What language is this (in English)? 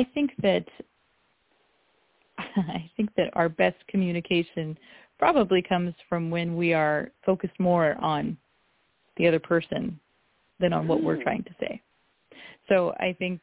English